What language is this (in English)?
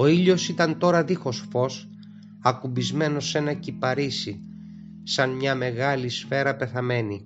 Greek